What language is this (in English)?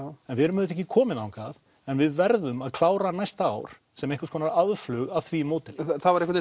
Icelandic